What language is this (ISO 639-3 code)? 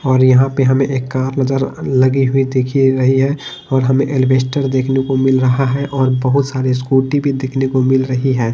hin